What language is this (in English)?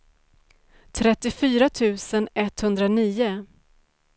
Swedish